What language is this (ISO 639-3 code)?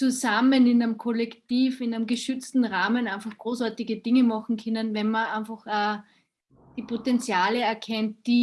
deu